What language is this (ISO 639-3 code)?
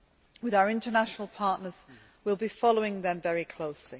eng